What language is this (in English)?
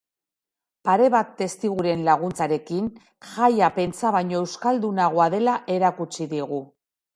Basque